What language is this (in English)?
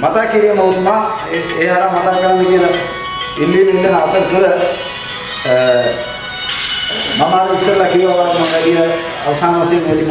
Indonesian